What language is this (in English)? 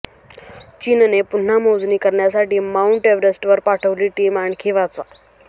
Marathi